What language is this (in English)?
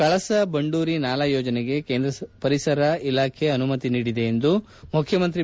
Kannada